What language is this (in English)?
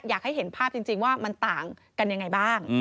Thai